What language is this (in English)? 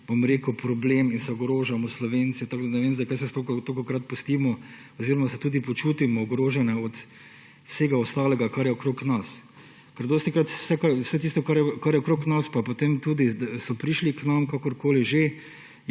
Slovenian